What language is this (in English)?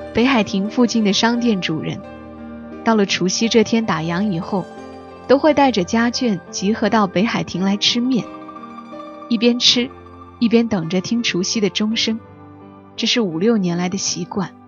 Chinese